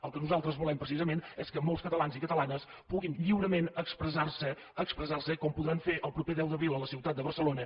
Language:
Catalan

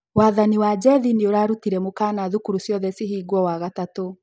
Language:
Kikuyu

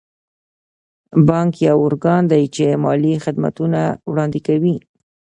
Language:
Pashto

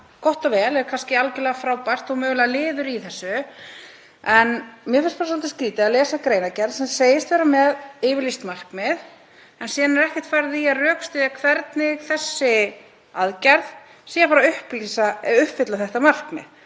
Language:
Icelandic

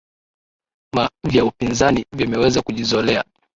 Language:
Swahili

